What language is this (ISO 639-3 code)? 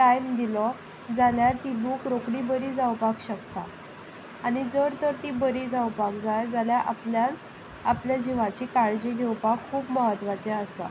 kok